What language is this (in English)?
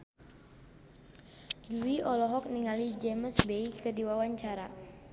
Sundanese